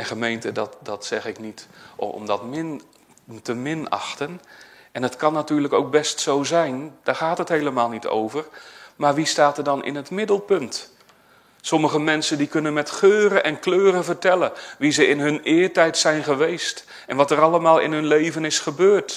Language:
Dutch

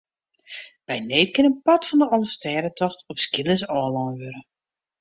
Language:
Western Frisian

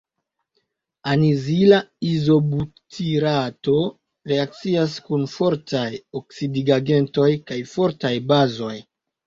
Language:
Esperanto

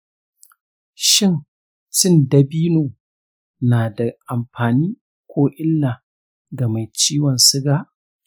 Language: Hausa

